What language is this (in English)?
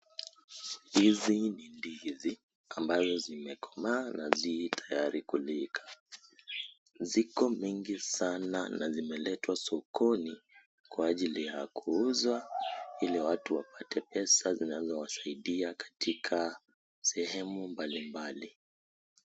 Swahili